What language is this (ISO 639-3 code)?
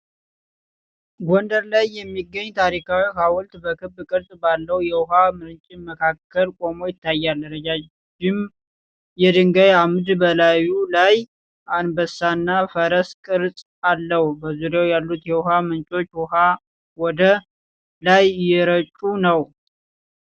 amh